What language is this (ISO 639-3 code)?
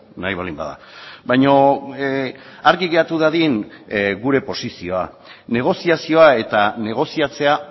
eus